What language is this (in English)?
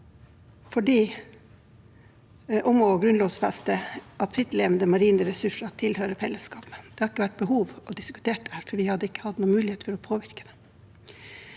Norwegian